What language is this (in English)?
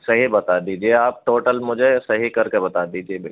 Urdu